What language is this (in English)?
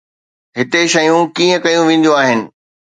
Sindhi